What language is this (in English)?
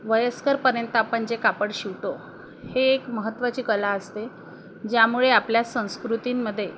Marathi